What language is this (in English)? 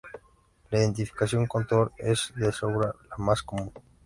Spanish